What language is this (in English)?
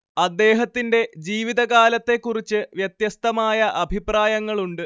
Malayalam